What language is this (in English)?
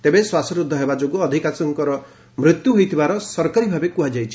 Odia